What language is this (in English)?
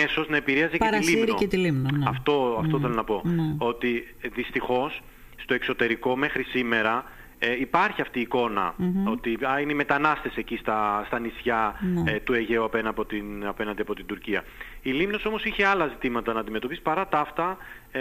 Greek